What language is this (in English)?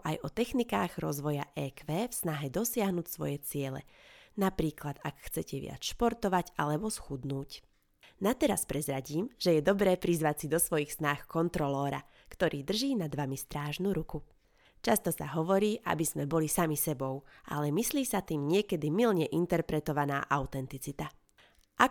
Slovak